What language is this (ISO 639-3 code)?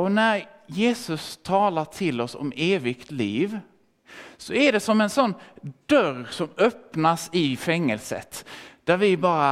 swe